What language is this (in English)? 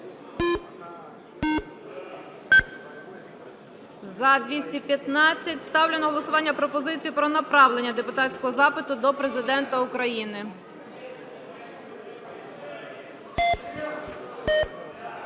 Ukrainian